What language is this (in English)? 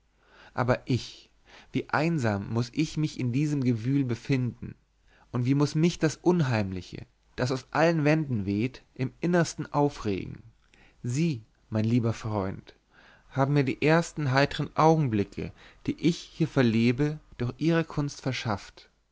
German